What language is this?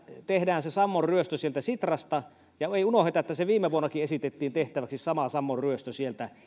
Finnish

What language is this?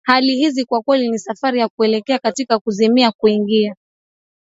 Swahili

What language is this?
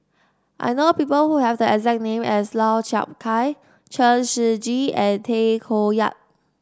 English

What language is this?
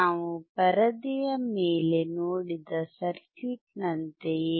Kannada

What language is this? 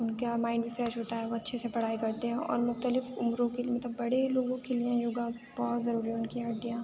Urdu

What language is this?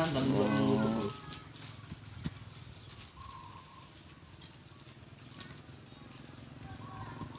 Indonesian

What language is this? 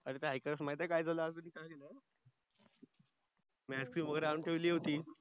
Marathi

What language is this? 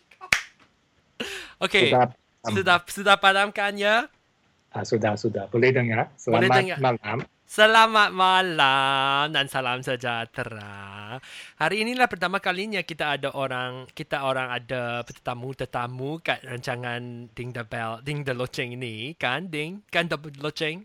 Malay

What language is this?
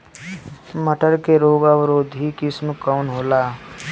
Bhojpuri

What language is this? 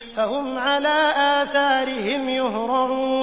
Arabic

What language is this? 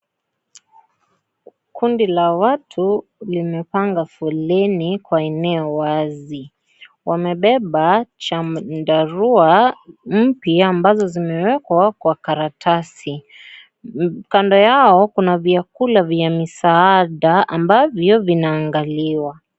Swahili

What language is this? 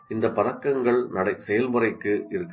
Tamil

